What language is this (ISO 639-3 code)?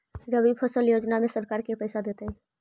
mag